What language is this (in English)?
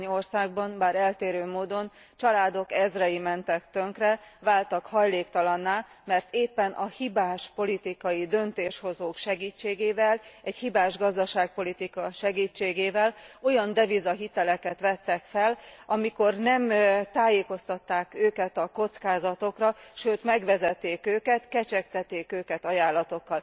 Hungarian